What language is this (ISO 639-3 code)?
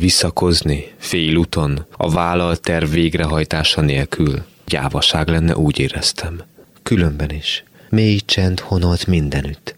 hun